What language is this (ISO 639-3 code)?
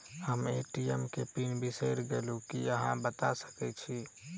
mai